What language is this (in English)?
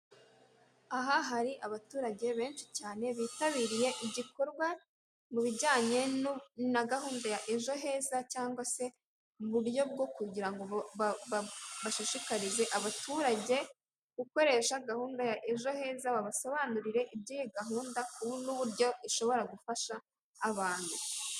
Kinyarwanda